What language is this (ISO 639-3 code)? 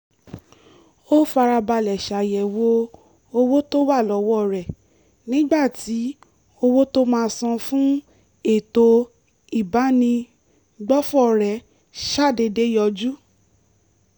yor